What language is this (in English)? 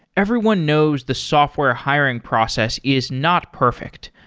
English